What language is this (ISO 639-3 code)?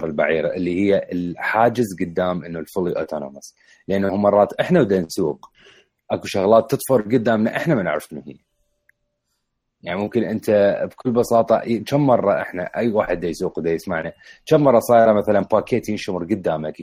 ara